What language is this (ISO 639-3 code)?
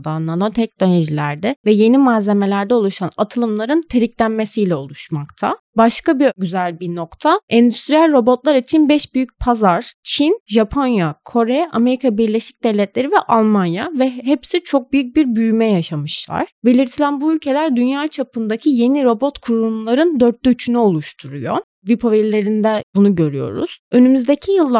tur